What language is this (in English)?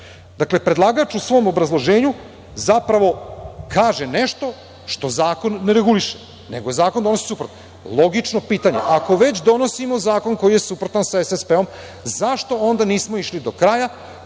Serbian